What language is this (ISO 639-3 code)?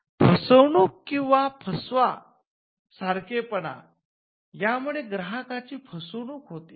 mar